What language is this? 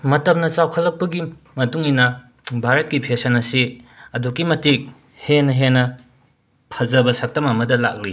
Manipuri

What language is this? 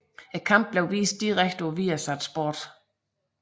Danish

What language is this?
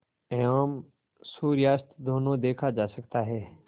Hindi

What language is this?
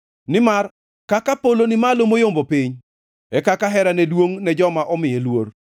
Luo (Kenya and Tanzania)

